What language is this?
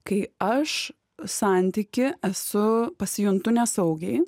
Lithuanian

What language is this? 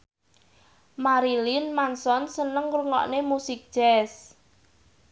Javanese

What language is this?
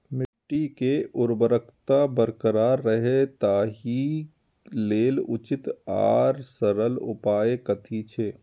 Maithili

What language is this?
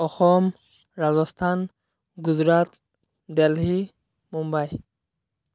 Assamese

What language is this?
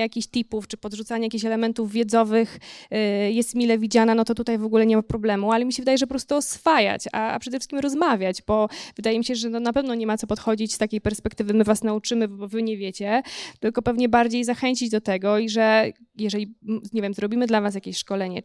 Polish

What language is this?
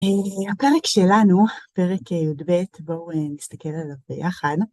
Hebrew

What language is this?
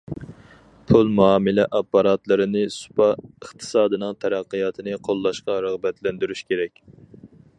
Uyghur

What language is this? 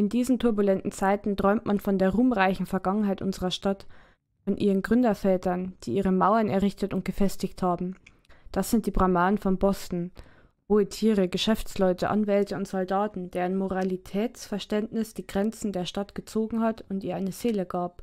German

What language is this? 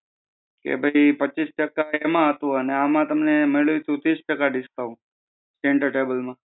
Gujarati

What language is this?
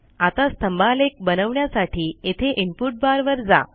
Marathi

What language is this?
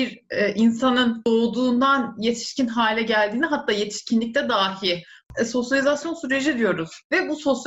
Turkish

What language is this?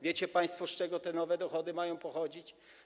Polish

